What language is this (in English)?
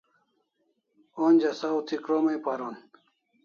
Kalasha